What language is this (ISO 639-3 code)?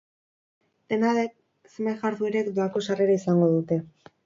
eus